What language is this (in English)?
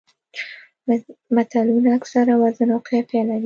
Pashto